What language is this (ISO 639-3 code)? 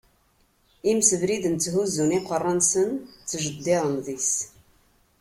kab